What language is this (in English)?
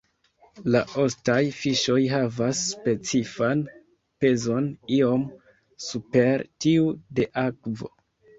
Esperanto